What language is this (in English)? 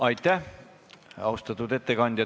Estonian